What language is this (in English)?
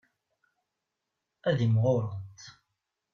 Kabyle